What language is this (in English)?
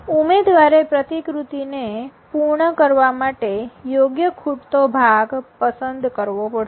Gujarati